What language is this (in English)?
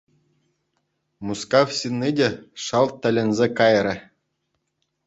Chuvash